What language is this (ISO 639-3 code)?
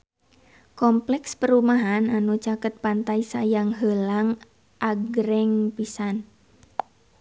sun